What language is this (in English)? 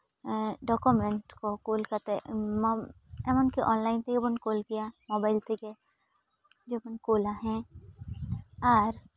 Santali